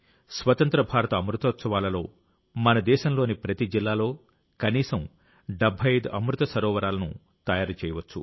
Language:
Telugu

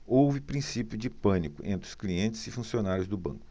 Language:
Portuguese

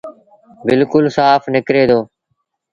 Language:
Sindhi Bhil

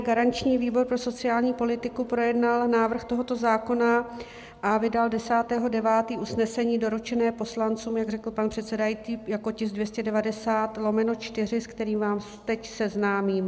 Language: Czech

